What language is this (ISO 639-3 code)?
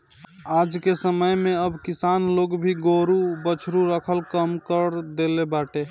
bho